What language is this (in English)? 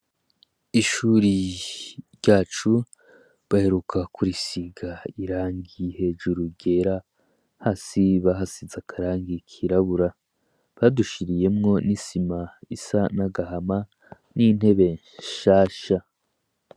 Rundi